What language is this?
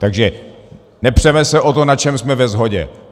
Czech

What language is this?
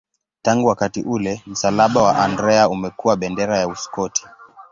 Swahili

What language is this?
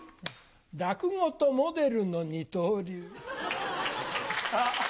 Japanese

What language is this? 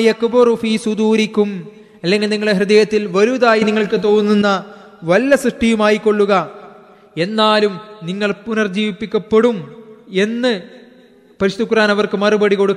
Malayalam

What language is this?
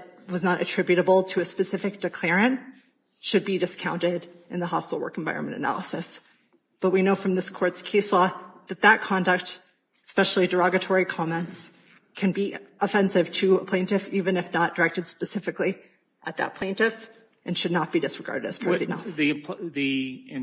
English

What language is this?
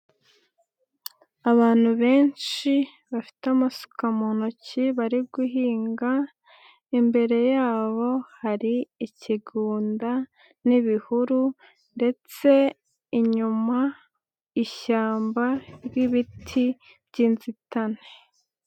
Kinyarwanda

